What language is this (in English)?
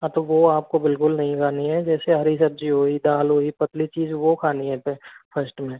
Hindi